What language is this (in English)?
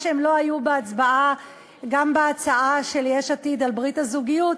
Hebrew